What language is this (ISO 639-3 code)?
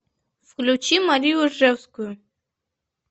rus